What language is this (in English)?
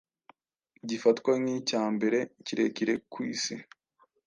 Kinyarwanda